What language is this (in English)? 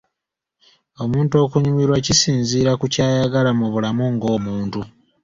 Ganda